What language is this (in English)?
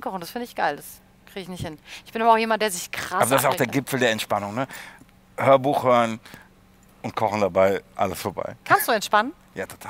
German